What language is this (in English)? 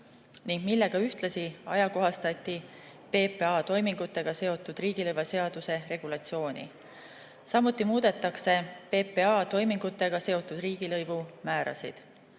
Estonian